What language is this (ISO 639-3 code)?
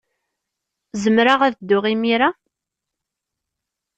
kab